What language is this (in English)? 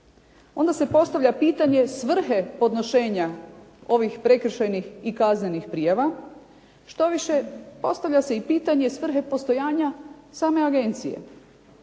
Croatian